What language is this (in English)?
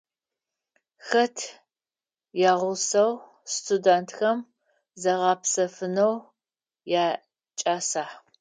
Adyghe